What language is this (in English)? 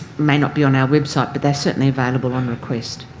English